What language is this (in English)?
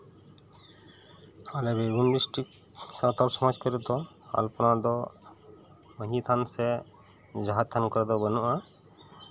Santali